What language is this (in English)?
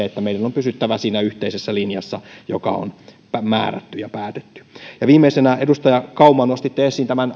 Finnish